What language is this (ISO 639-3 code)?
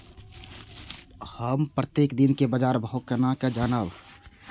mai